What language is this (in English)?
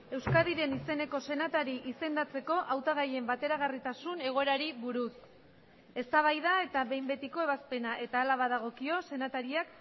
Basque